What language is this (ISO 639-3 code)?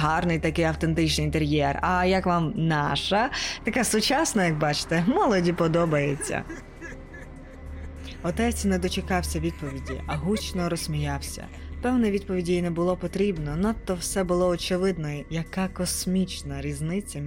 ukr